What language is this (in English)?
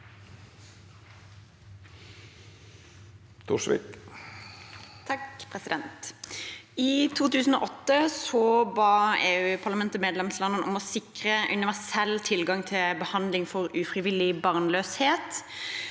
Norwegian